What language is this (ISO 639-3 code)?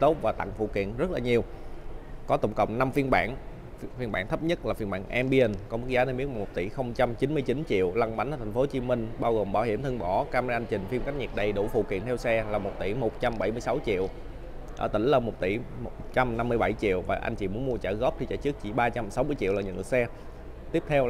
vie